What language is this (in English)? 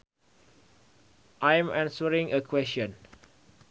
Sundanese